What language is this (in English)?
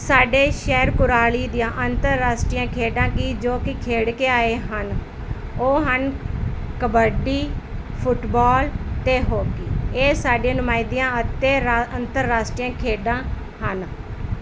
Punjabi